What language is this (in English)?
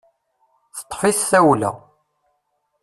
Kabyle